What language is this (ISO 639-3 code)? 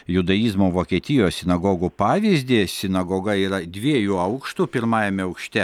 lit